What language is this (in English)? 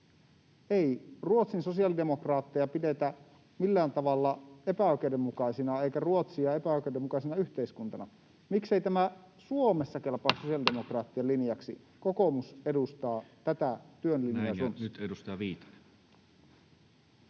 Finnish